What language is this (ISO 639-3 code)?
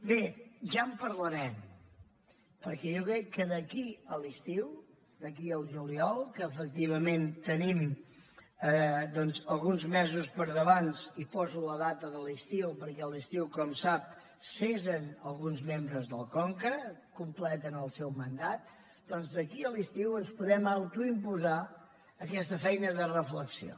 cat